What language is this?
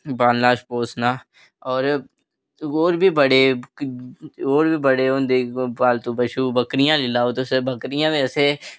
Dogri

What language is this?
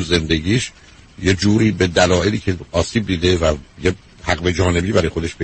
Persian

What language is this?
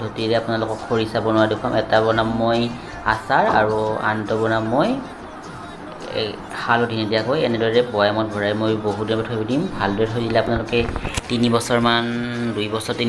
Indonesian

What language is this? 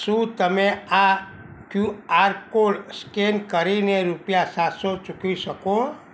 Gujarati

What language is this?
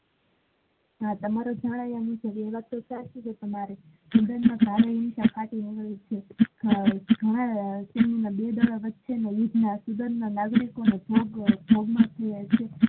Gujarati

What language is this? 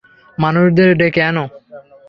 Bangla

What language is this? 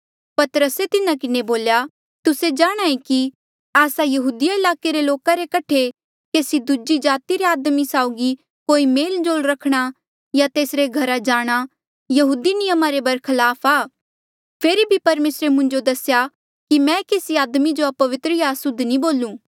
Mandeali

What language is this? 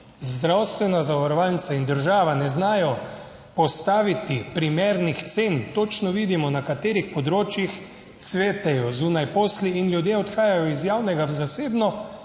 Slovenian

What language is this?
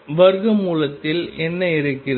Tamil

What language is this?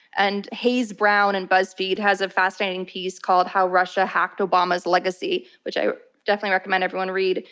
English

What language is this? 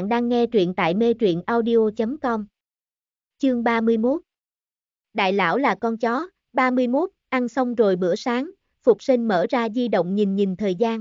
Vietnamese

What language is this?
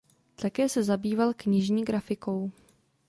Czech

